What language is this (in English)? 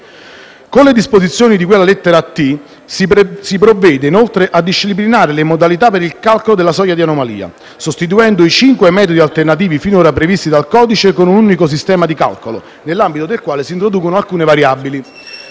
Italian